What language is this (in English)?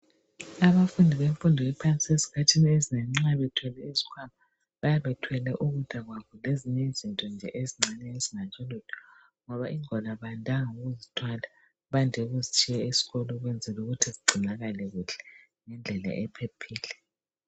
North Ndebele